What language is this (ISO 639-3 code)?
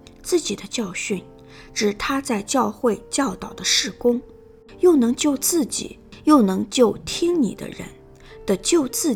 zho